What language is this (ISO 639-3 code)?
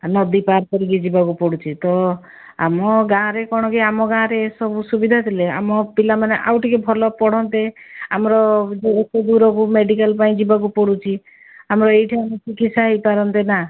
ori